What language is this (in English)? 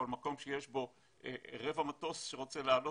Hebrew